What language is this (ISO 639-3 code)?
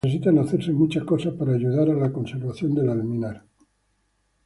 spa